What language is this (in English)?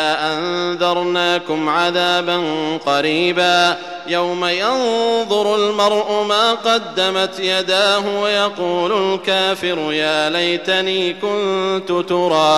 Arabic